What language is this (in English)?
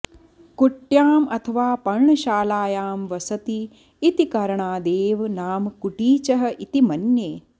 Sanskrit